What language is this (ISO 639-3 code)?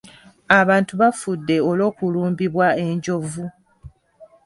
lug